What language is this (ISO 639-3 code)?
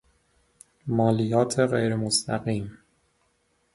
fas